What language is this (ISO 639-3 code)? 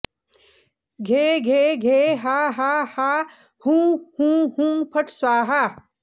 san